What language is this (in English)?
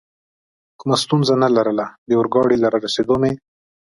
Pashto